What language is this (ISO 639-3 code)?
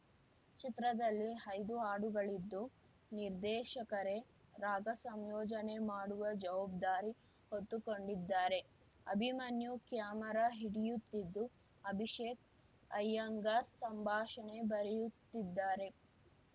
kan